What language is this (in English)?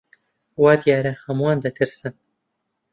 Central Kurdish